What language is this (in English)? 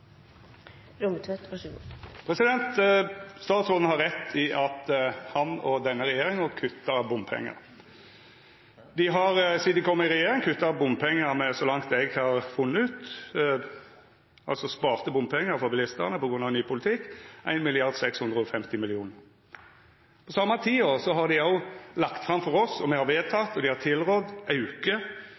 Norwegian